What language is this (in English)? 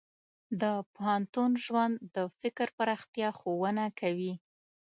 Pashto